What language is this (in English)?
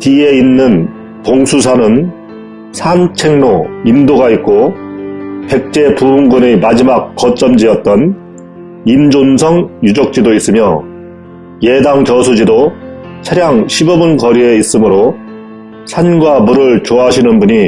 Korean